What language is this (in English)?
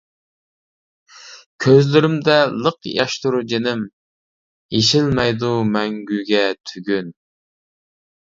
Uyghur